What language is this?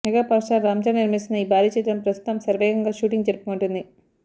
Telugu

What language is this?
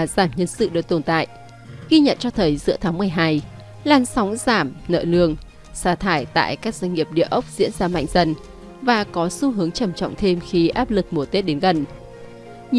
Vietnamese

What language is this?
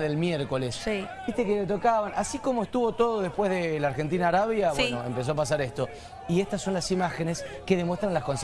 Spanish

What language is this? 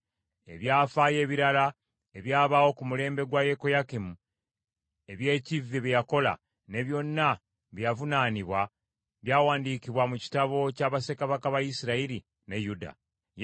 Ganda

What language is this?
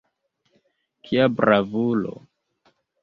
Esperanto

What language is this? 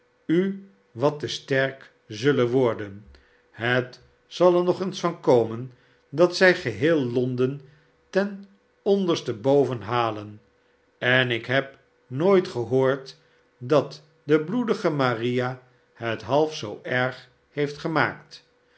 Dutch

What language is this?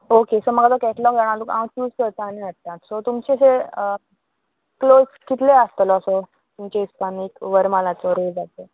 Konkani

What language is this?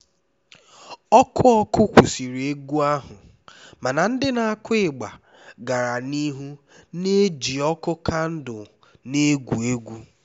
Igbo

